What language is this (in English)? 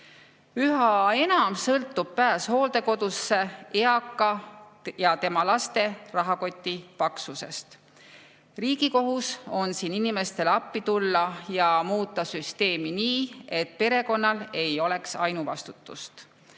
Estonian